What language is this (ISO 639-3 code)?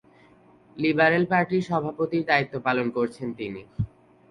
ben